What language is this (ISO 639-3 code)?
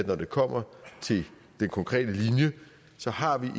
dan